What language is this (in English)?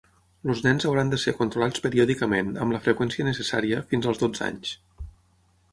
Catalan